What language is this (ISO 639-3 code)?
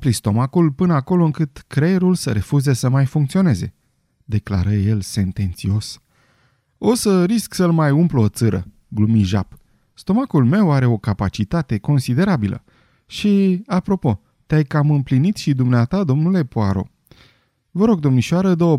ron